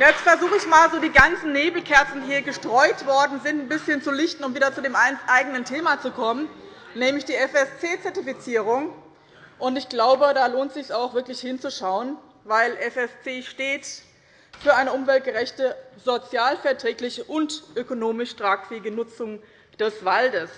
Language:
German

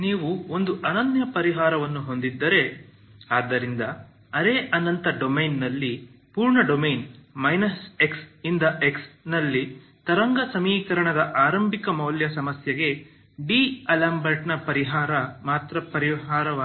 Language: Kannada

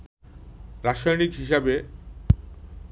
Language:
Bangla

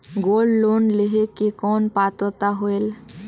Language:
Chhattisgarhi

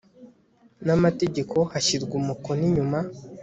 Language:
Kinyarwanda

